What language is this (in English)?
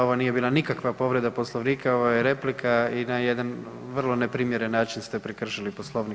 Croatian